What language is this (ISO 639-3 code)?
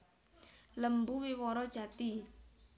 jav